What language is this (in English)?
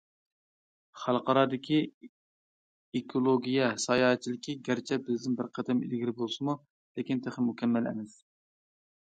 Uyghur